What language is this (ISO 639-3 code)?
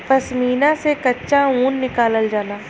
bho